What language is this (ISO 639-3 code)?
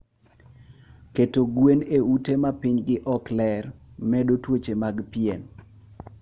luo